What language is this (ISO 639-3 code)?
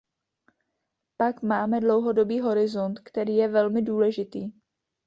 ces